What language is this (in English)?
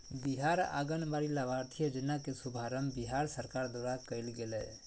Magahi